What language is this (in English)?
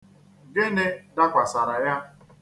Igbo